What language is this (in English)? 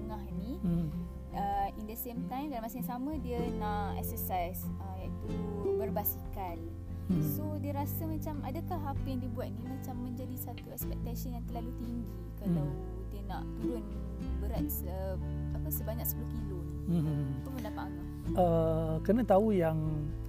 Malay